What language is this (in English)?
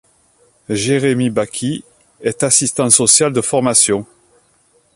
French